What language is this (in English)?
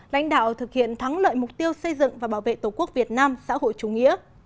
Vietnamese